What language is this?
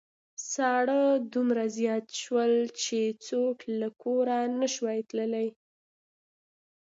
Pashto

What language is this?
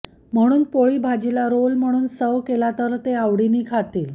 Marathi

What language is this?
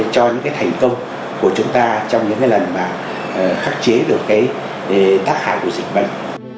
Vietnamese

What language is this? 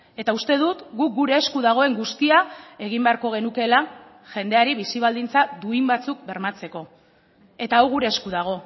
Basque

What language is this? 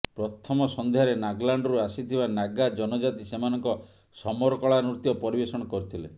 Odia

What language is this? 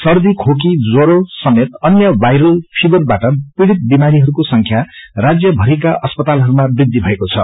Nepali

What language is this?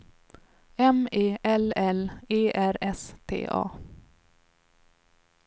Swedish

